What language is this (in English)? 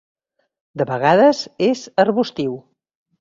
Catalan